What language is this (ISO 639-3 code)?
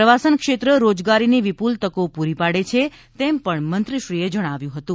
guj